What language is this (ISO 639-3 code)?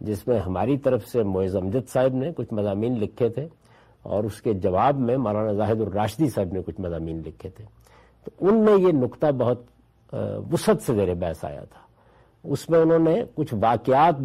urd